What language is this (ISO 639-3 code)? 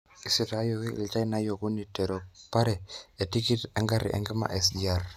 mas